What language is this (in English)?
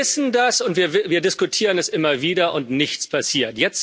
German